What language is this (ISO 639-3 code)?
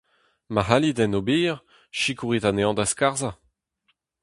bre